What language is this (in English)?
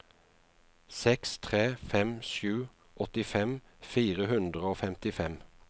Norwegian